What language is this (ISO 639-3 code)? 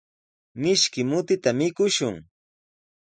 qws